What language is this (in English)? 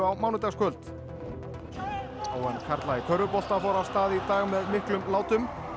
Icelandic